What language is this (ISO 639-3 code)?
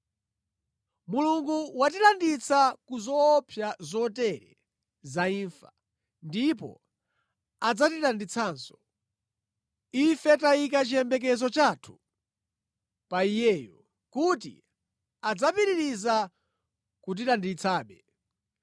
nya